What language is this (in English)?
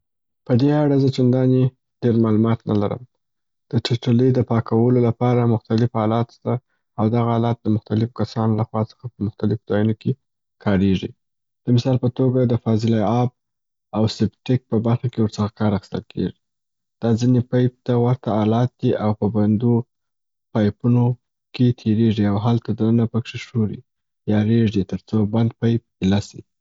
Southern Pashto